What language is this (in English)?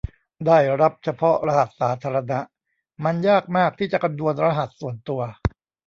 Thai